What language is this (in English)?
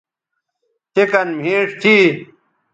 Bateri